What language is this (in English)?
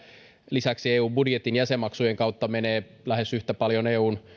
Finnish